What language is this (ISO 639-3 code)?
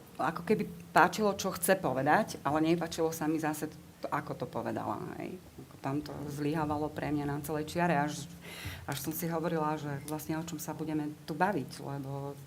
slk